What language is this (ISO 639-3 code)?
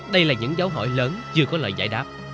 vie